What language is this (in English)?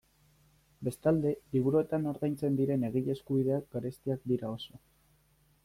Basque